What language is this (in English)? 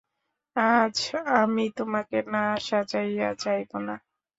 Bangla